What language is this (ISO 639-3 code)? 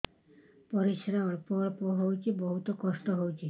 ori